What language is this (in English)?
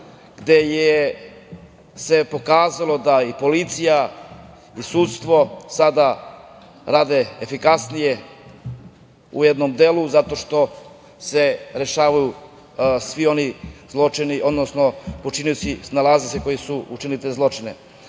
Serbian